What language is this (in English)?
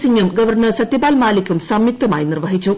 Malayalam